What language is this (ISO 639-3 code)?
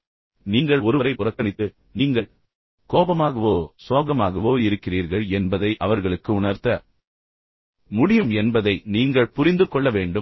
tam